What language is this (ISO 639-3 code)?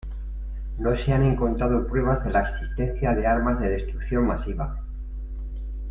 spa